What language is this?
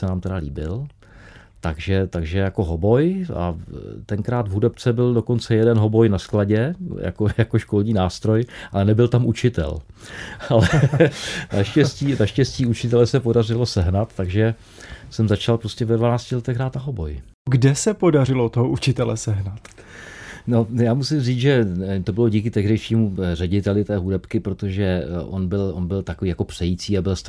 Czech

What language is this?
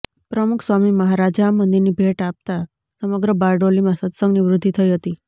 Gujarati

